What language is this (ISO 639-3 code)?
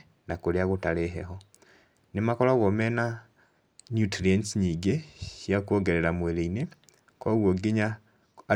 kik